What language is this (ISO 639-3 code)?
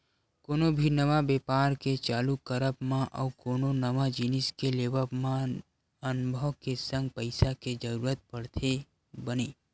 hne